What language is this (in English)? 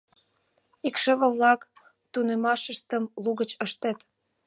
Mari